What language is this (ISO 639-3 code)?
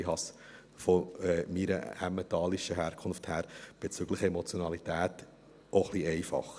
gsw